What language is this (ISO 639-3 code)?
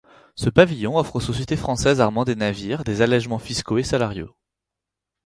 fra